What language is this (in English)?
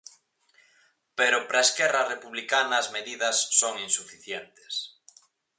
Galician